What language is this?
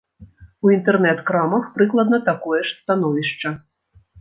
Belarusian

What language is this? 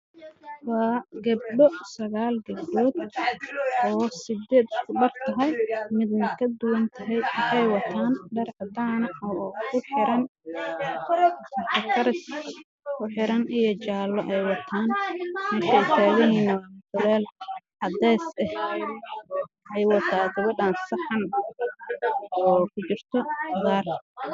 Somali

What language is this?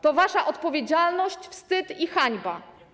Polish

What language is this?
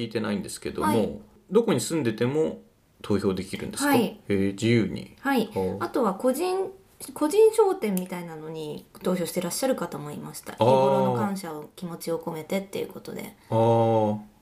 Japanese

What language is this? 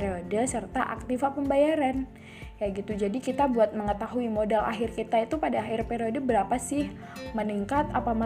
Indonesian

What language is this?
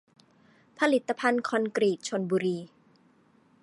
Thai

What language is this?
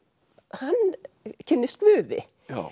Icelandic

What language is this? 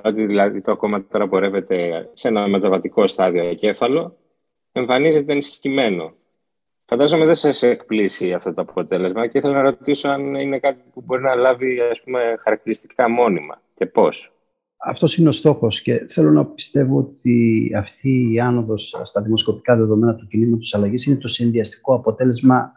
Greek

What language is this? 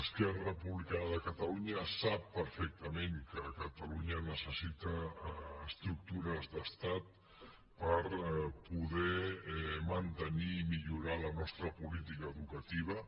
Catalan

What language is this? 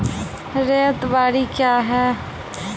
Maithili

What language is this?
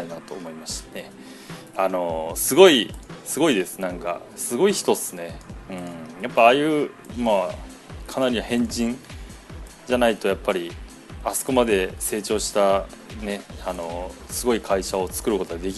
Japanese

